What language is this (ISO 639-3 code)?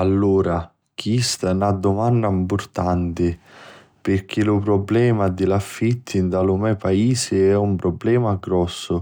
scn